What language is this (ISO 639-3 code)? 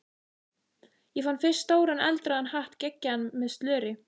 isl